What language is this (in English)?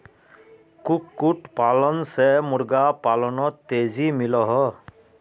Magahi